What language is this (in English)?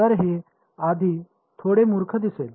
Marathi